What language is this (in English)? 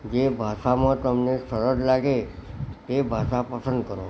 Gujarati